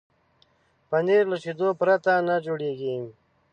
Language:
Pashto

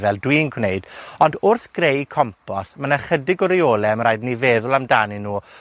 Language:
Welsh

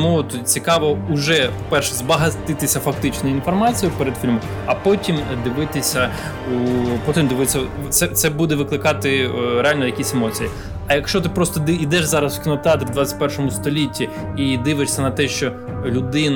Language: Ukrainian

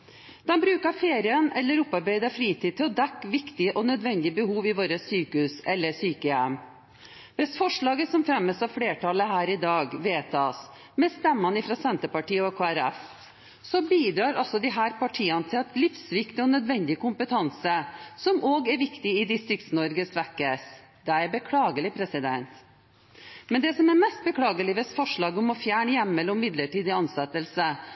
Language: Norwegian Bokmål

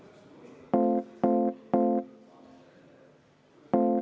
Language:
Estonian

